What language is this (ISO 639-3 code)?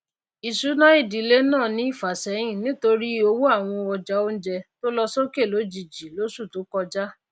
yor